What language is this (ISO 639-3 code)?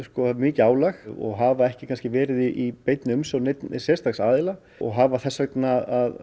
isl